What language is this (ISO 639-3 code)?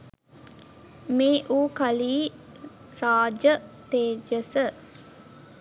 sin